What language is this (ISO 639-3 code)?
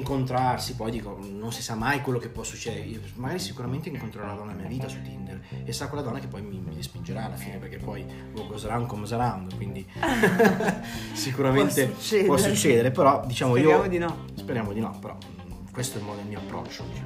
ita